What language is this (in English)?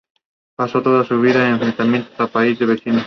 Spanish